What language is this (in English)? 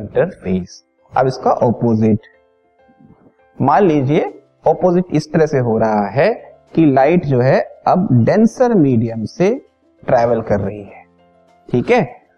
Hindi